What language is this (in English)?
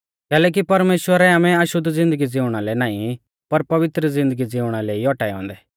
Mahasu Pahari